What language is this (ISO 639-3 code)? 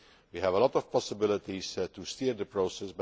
eng